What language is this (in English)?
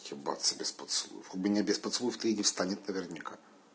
Russian